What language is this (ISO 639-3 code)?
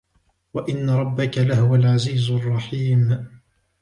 ara